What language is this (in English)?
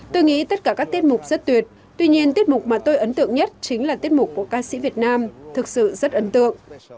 Vietnamese